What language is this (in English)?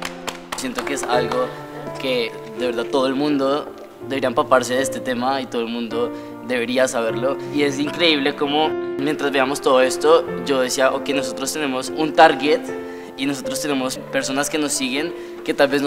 Spanish